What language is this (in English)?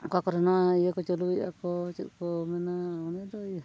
Santali